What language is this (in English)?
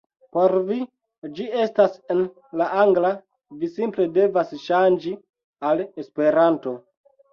Esperanto